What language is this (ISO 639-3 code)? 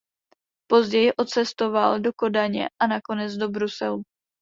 ces